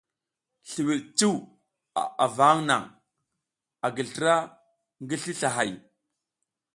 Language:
South Giziga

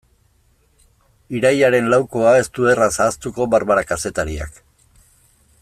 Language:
Basque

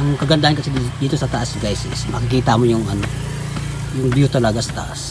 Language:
Filipino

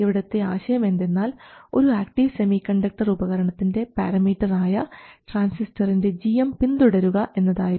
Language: Malayalam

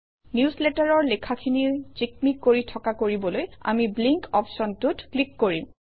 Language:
Assamese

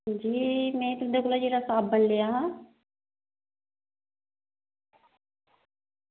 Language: Dogri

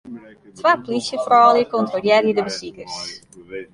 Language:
Western Frisian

